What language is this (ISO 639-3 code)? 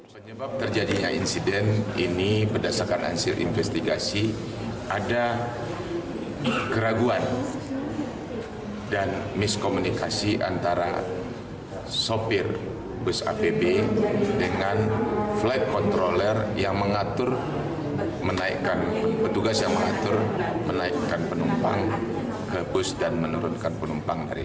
ind